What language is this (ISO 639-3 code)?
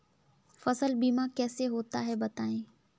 hin